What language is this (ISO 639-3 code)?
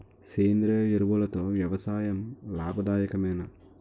tel